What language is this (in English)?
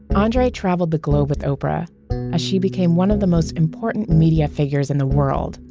English